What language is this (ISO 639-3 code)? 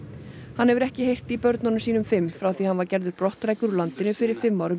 isl